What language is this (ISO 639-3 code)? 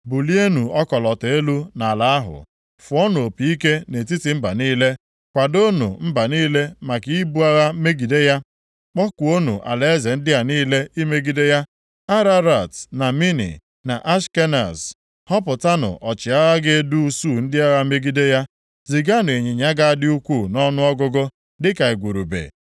ibo